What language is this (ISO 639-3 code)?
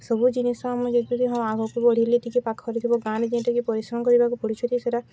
ori